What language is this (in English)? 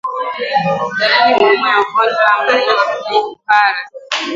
Swahili